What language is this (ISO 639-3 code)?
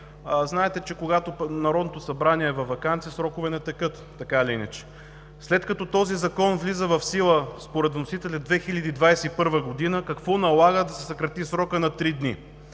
bul